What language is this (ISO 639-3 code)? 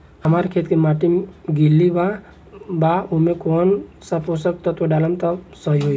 bho